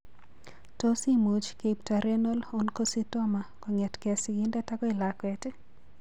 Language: Kalenjin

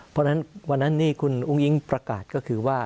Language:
Thai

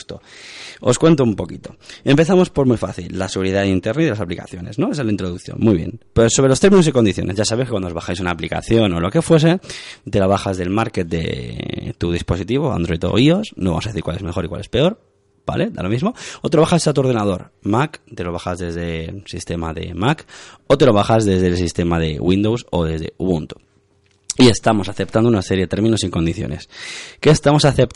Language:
Spanish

